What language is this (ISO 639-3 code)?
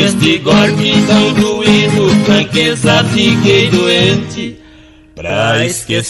por